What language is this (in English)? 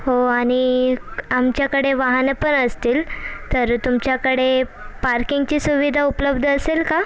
Marathi